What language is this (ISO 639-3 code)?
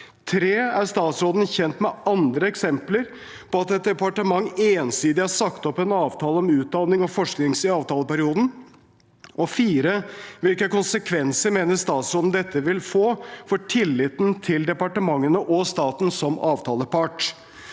nor